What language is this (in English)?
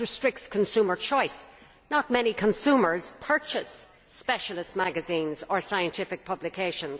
English